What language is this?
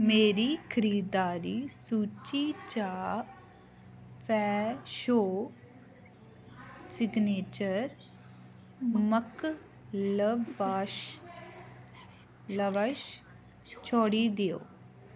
Dogri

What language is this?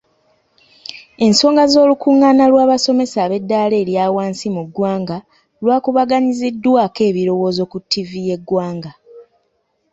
Ganda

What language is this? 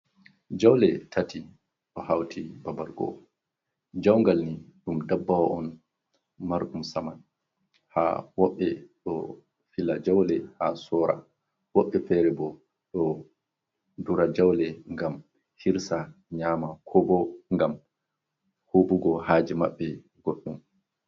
Fula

